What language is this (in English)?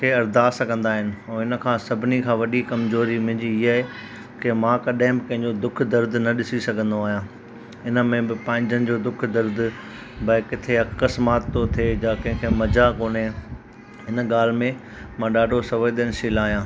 Sindhi